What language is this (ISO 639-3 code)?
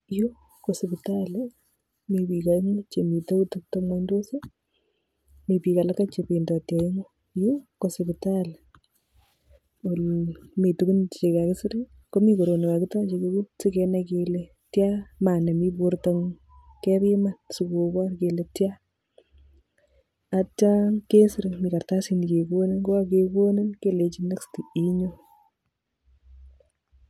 kln